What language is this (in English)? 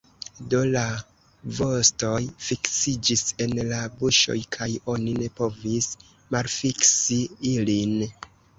Esperanto